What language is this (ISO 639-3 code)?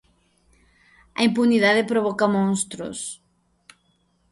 glg